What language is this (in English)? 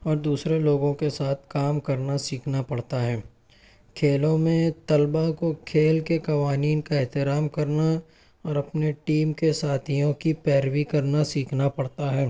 Urdu